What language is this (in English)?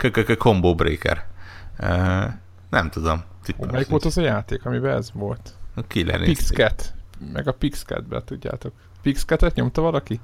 Hungarian